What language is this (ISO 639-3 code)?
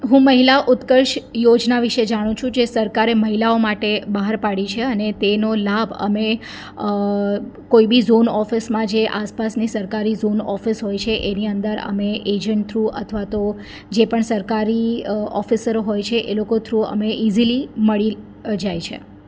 guj